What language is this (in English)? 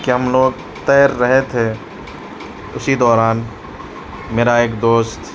Urdu